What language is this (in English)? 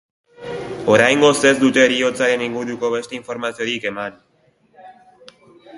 Basque